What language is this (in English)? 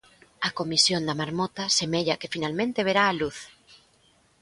Galician